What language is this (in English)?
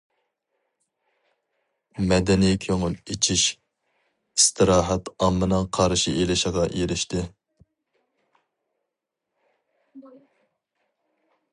Uyghur